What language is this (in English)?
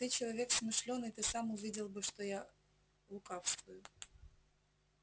Russian